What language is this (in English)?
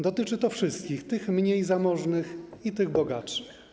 Polish